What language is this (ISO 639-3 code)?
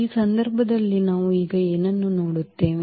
kan